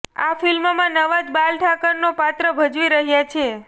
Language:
Gujarati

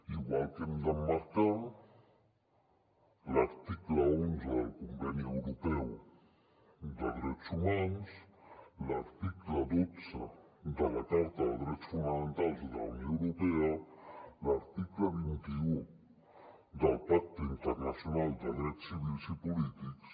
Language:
Catalan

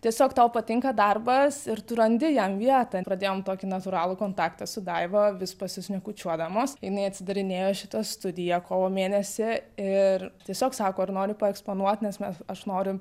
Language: Lithuanian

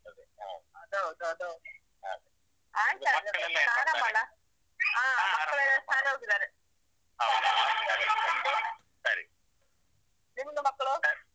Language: Kannada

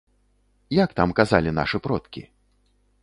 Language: Belarusian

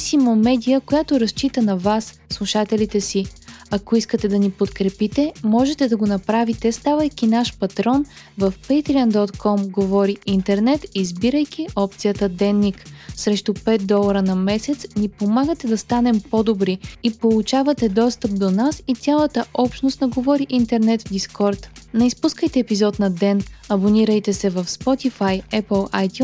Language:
Bulgarian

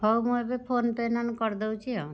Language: Odia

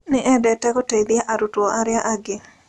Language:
Kikuyu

